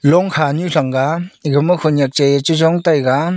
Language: Wancho Naga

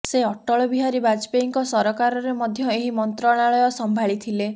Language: Odia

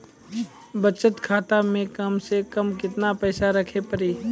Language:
Maithili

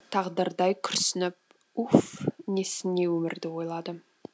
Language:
Kazakh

